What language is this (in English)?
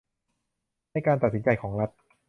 Thai